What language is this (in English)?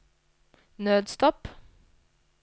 Norwegian